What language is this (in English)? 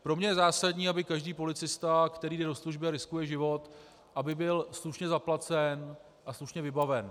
Czech